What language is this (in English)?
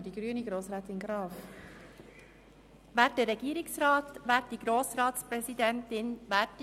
Swiss German